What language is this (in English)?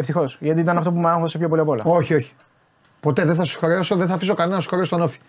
Greek